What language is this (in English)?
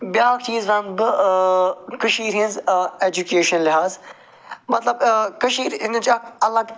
Kashmiri